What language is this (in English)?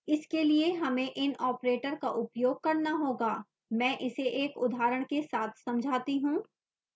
Hindi